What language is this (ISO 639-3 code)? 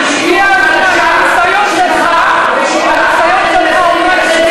heb